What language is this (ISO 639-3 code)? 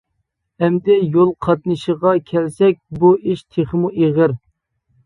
uig